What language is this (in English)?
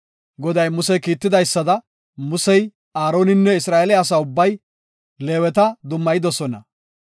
Gofa